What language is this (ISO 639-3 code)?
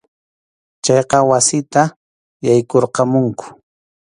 qxu